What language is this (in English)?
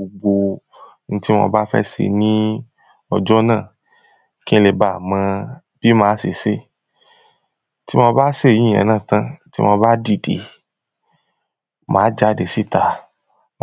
Yoruba